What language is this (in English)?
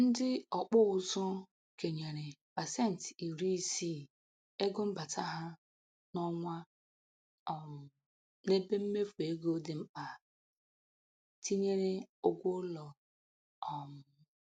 Igbo